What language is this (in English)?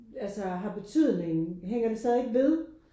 Danish